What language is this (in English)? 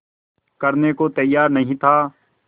Hindi